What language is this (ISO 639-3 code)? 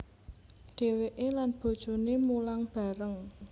jav